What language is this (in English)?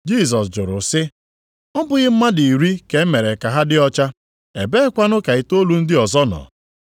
Igbo